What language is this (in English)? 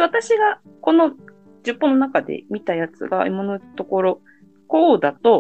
Japanese